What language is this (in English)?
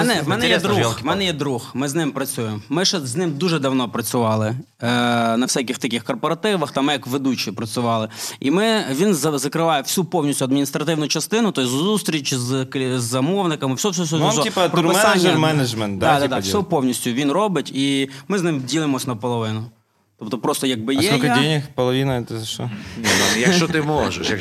Russian